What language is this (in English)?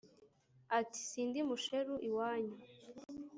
Kinyarwanda